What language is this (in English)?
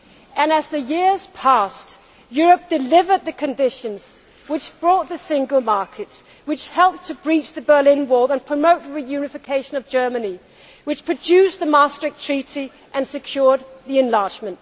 English